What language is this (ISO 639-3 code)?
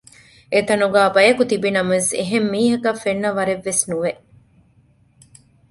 div